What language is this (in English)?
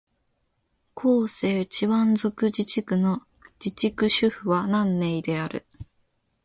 Japanese